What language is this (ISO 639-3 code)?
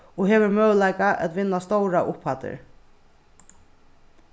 fao